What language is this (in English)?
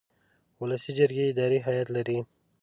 Pashto